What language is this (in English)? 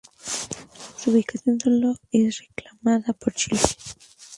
Spanish